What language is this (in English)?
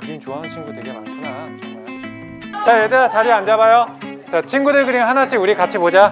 Korean